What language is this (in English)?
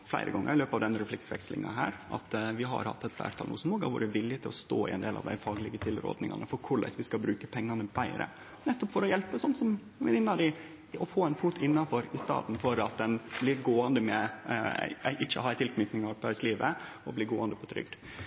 Norwegian Nynorsk